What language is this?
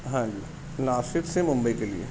Urdu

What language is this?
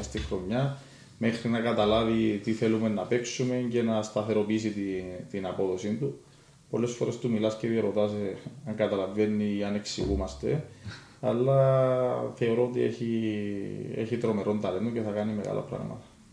Greek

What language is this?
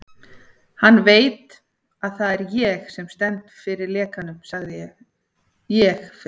Icelandic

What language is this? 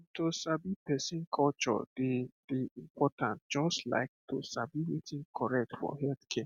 Nigerian Pidgin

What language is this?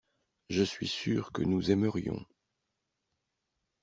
French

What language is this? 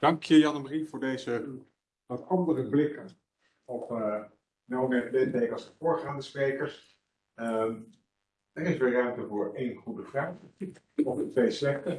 Dutch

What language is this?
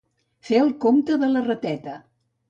Catalan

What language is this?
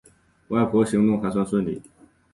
Chinese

